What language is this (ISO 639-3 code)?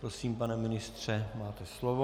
ces